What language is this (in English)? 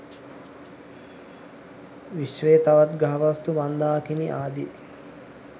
Sinhala